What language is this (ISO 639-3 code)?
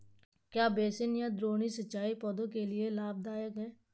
hin